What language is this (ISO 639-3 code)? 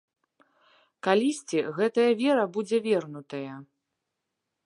bel